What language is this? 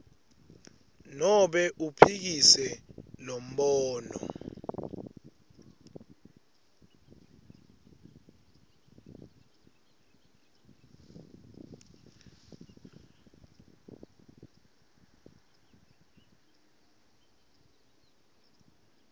Swati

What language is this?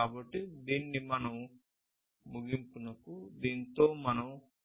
Telugu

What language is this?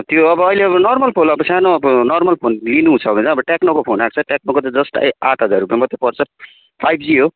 Nepali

